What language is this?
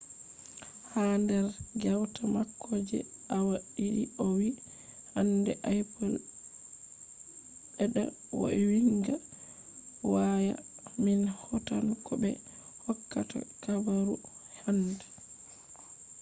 Fula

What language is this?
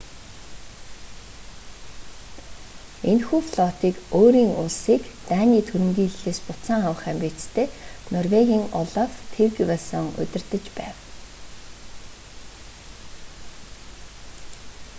Mongolian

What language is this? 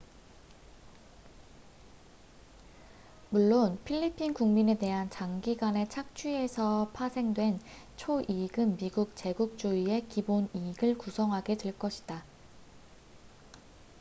Korean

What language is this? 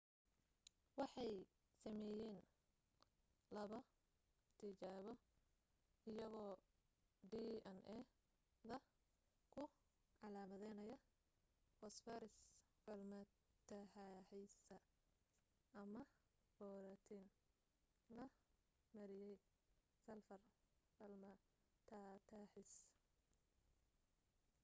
Somali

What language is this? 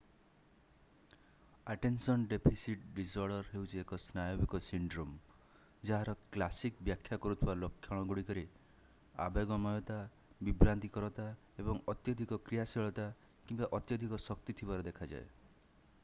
Odia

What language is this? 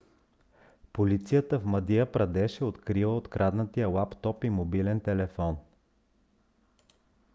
Bulgarian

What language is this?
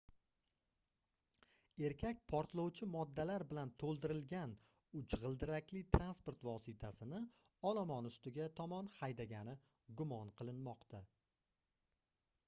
Uzbek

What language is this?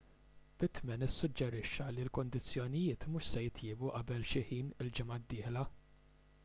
Maltese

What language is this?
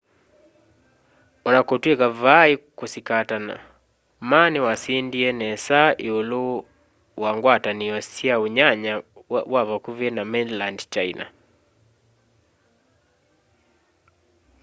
Kamba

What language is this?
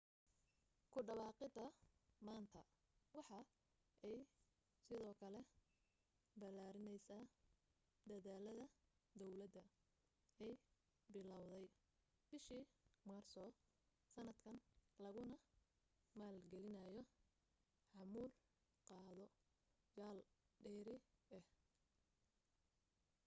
Somali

